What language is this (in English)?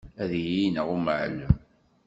Kabyle